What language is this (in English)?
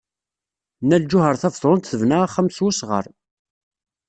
Kabyle